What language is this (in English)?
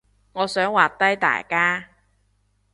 Cantonese